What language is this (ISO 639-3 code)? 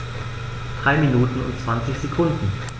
deu